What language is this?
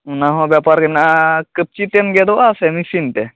Santali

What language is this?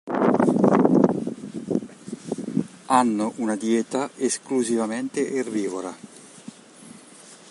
Italian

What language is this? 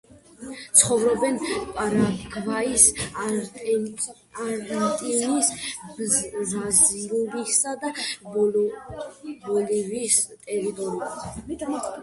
Georgian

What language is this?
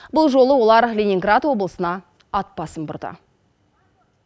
Kazakh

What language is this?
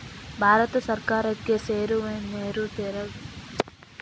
Kannada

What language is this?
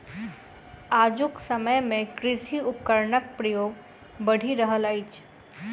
Maithili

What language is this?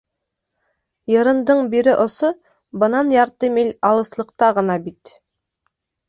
Bashkir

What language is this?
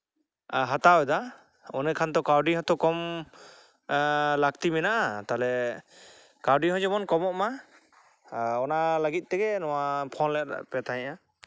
Santali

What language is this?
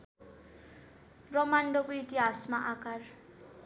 Nepali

